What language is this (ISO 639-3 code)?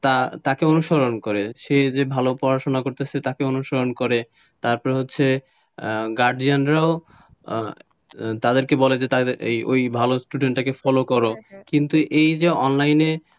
ben